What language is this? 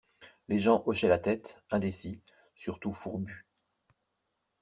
French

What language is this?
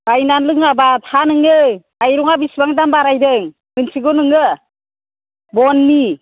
Bodo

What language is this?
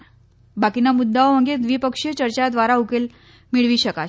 Gujarati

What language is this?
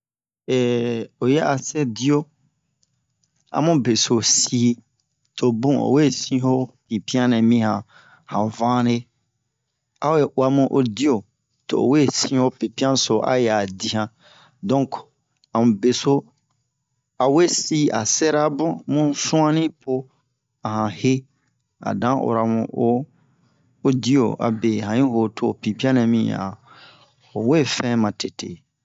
Bomu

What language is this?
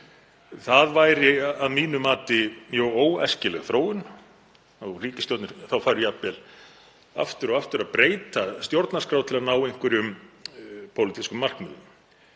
Icelandic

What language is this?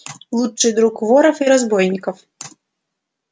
Russian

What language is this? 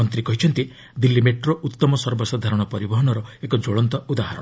Odia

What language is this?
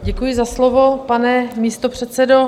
Czech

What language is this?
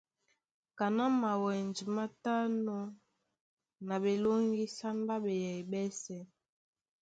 Duala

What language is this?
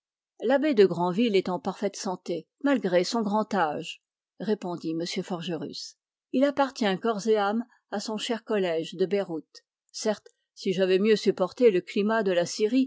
French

